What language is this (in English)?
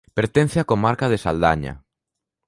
Galician